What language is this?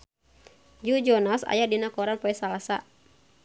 Sundanese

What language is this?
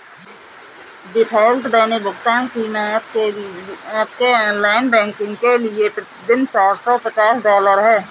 Hindi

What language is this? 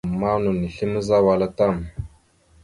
Mada (Cameroon)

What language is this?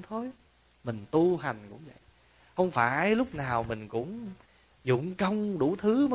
Vietnamese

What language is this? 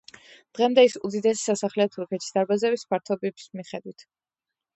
Georgian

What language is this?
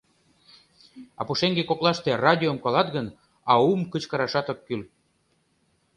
Mari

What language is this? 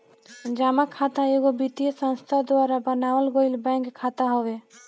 Bhojpuri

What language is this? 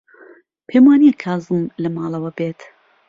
Central Kurdish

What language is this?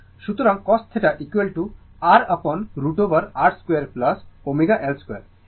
Bangla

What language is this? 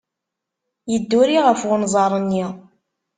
Kabyle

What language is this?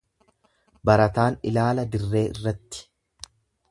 Oromo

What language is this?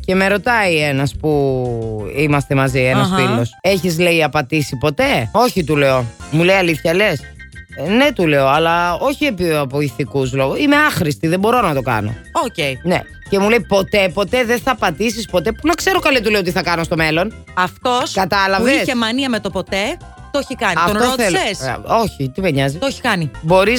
Greek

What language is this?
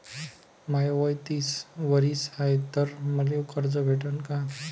Marathi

